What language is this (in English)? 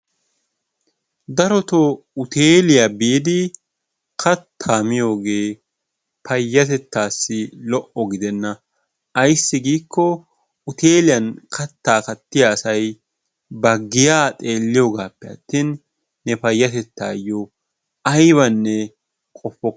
Wolaytta